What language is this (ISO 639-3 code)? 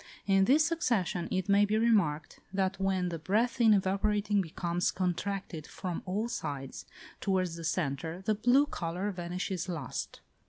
eng